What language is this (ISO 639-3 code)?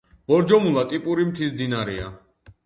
kat